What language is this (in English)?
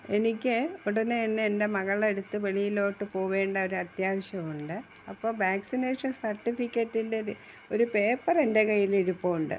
Malayalam